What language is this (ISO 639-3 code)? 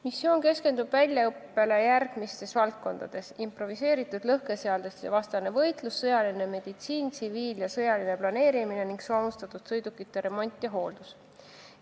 est